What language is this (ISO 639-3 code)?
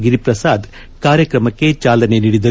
kan